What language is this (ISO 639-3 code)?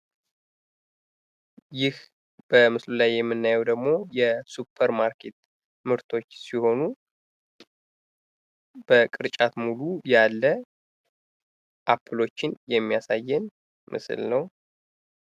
amh